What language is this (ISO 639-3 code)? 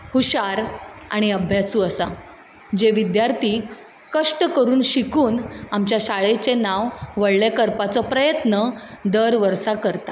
kok